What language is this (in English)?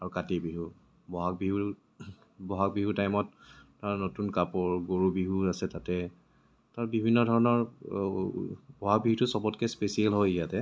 Assamese